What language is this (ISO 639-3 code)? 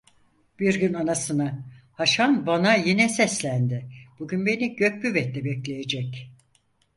tur